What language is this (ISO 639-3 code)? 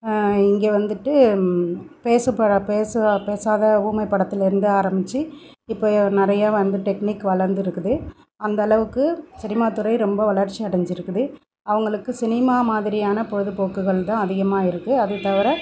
tam